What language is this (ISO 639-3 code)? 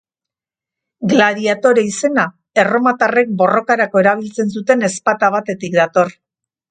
eus